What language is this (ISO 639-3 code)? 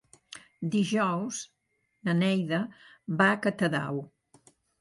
cat